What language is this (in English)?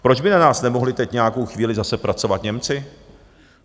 Czech